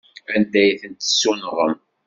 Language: Kabyle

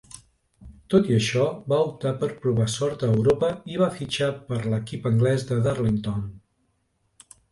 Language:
Catalan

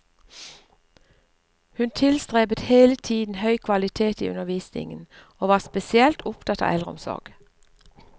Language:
Norwegian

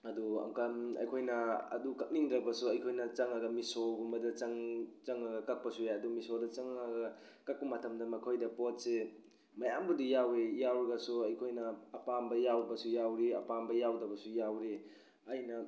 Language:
Manipuri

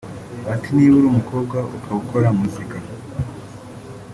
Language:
Kinyarwanda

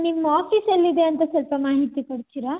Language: Kannada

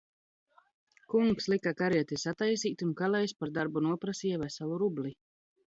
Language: Latvian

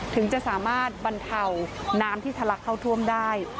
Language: Thai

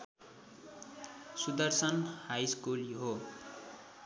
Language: Nepali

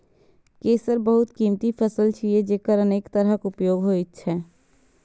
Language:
Maithili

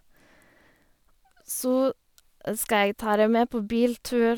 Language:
Norwegian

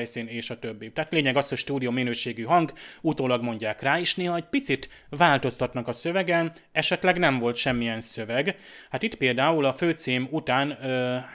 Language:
Hungarian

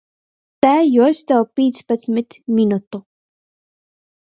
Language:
Latgalian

